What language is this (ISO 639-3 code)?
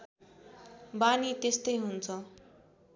nep